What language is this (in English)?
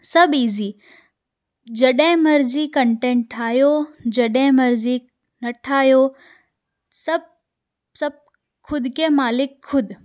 Sindhi